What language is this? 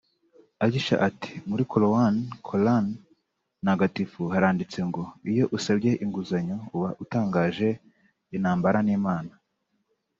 Kinyarwanda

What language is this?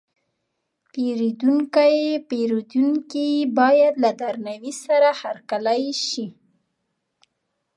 Pashto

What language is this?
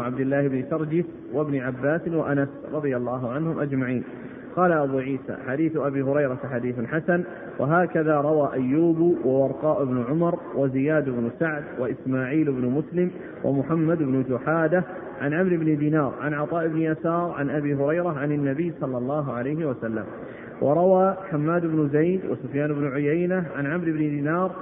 Arabic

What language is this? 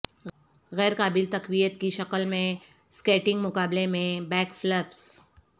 Urdu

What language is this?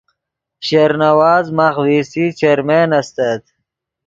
Yidgha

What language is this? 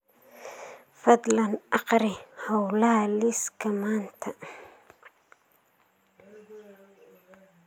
Somali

